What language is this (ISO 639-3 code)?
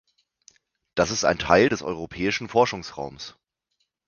deu